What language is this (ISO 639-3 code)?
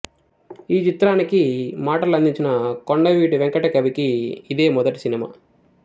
tel